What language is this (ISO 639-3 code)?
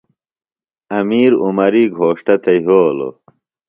phl